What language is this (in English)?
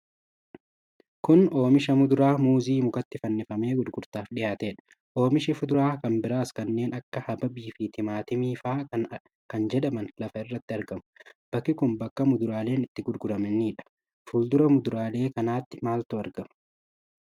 Oromo